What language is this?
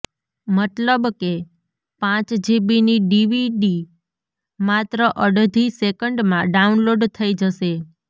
Gujarati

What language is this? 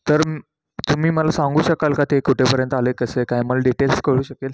Marathi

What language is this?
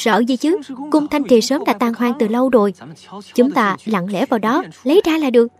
Vietnamese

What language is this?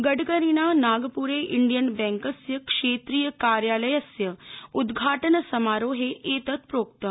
Sanskrit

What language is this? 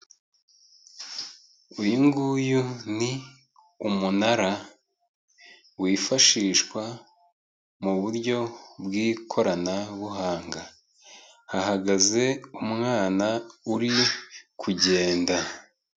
Kinyarwanda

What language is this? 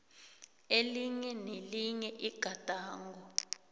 South Ndebele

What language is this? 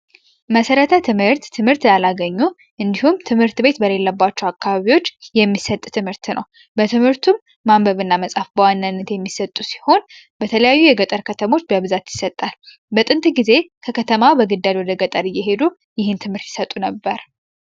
Amharic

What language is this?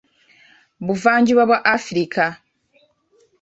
Ganda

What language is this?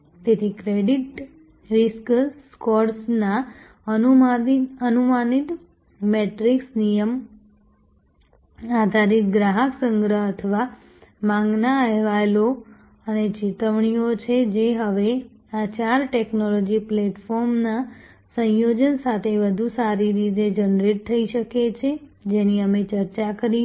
Gujarati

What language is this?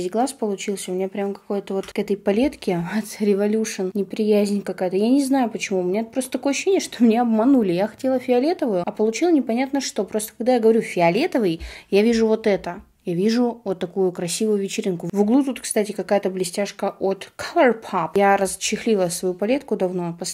Russian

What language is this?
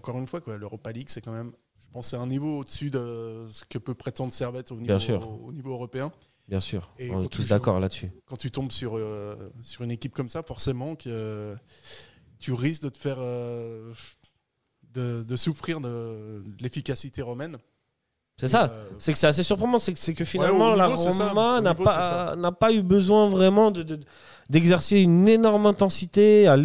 French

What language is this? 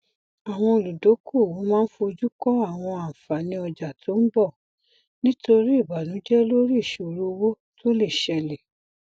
Yoruba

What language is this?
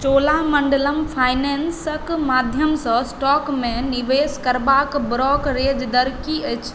Maithili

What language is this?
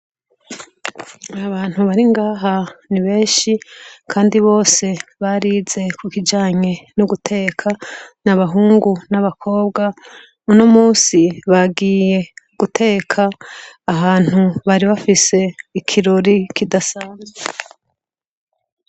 Rundi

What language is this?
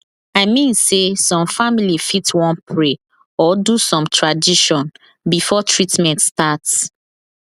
Nigerian Pidgin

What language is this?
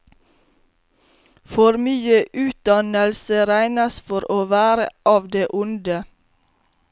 Norwegian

